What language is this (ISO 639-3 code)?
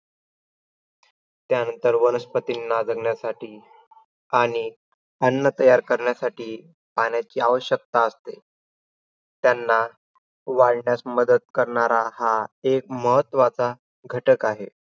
mar